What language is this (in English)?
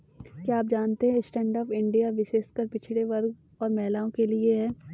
Hindi